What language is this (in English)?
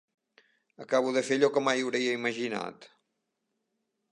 Catalan